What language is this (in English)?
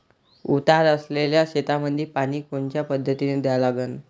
Marathi